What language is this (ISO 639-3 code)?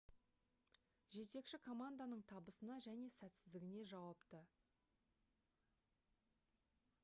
kaz